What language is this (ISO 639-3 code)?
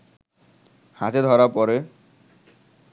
ben